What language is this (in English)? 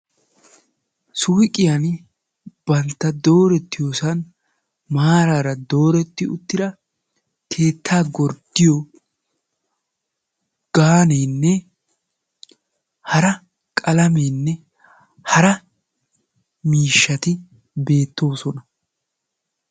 Wolaytta